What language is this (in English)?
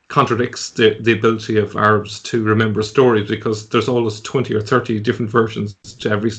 English